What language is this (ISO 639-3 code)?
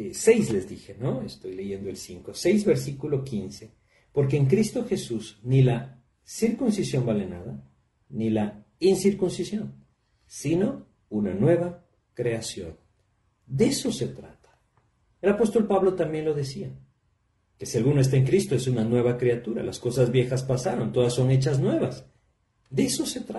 spa